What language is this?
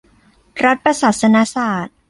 Thai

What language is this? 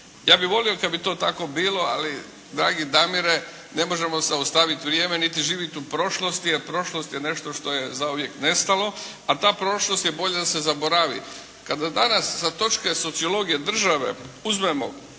Croatian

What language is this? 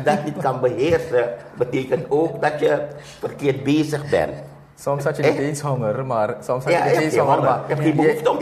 Dutch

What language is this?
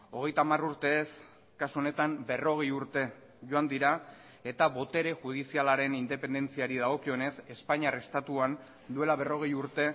Basque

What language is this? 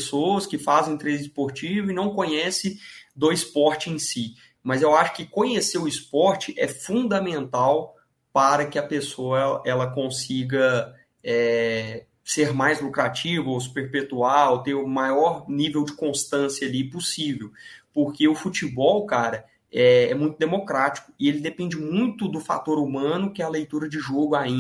Portuguese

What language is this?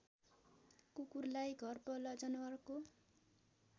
Nepali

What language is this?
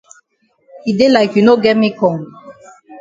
Cameroon Pidgin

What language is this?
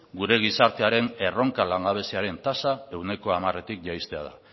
Basque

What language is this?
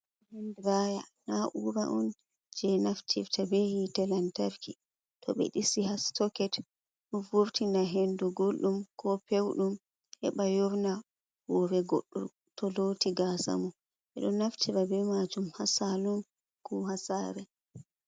Fula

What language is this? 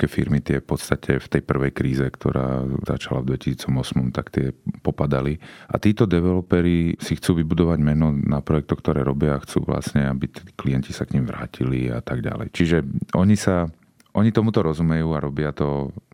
Slovak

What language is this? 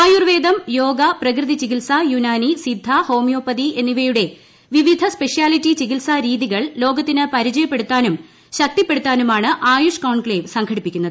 Malayalam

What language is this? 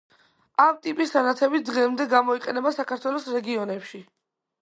Georgian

